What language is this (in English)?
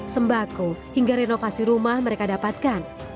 Indonesian